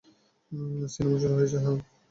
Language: Bangla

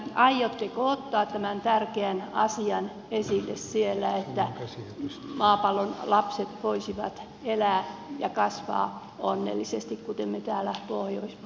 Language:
Finnish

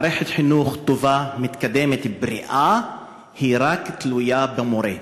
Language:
Hebrew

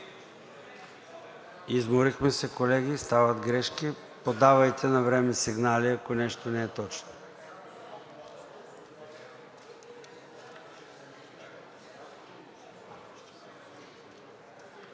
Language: Bulgarian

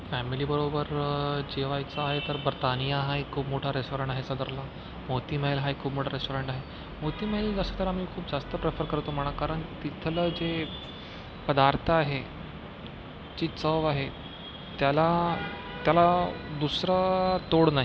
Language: Marathi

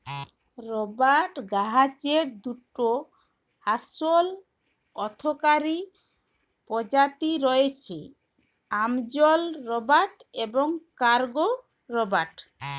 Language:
Bangla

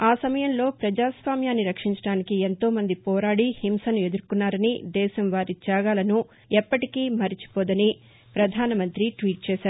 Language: Telugu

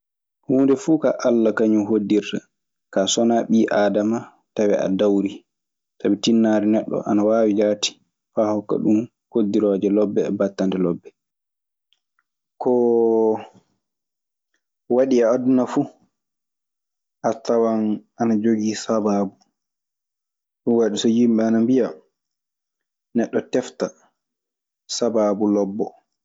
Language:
Maasina Fulfulde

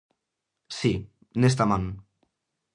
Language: Galician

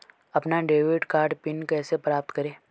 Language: Hindi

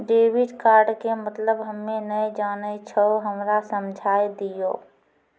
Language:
Maithili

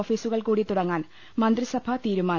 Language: Malayalam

